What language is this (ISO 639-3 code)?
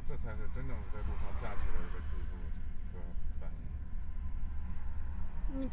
zho